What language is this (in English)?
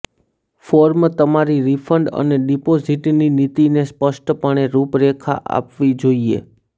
Gujarati